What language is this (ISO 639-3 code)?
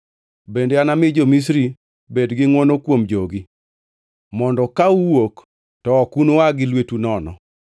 luo